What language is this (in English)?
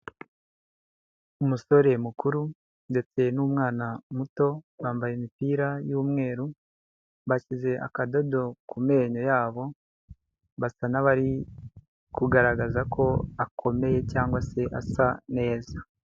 Kinyarwanda